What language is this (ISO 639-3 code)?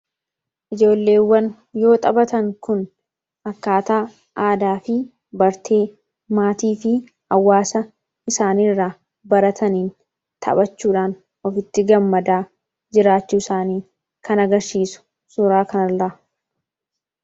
orm